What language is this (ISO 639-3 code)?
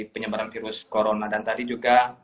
ind